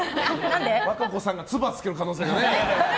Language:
Japanese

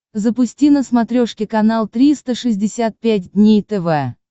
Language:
Russian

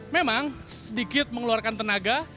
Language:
Indonesian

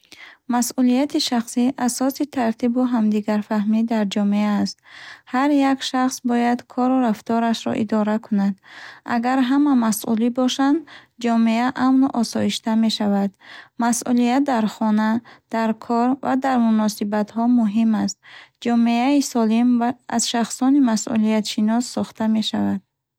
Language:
Bukharic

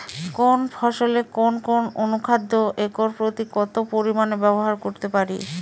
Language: Bangla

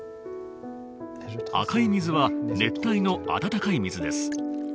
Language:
Japanese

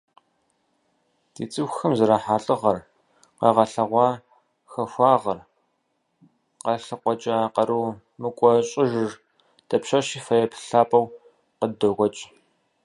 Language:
Kabardian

